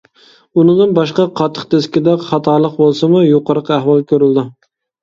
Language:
Uyghur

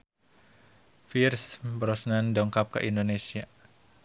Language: Sundanese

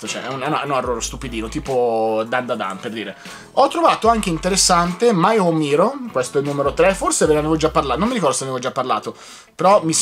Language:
Italian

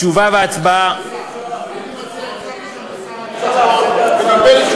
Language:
Hebrew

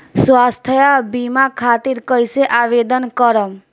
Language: Bhojpuri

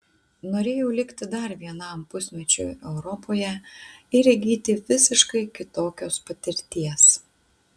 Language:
Lithuanian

